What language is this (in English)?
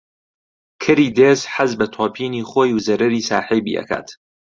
Central Kurdish